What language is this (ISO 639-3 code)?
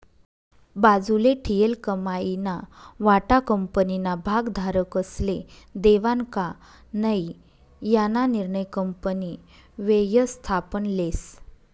mar